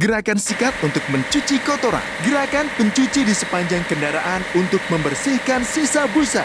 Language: Indonesian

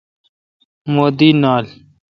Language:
Kalkoti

